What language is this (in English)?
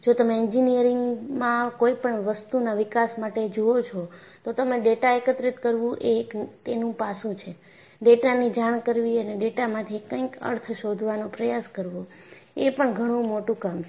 Gujarati